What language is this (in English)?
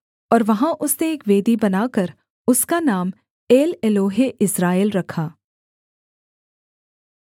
Hindi